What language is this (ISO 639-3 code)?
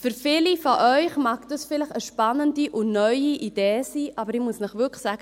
gsw